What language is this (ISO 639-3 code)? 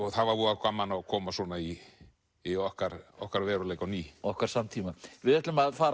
isl